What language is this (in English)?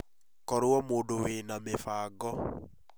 Kikuyu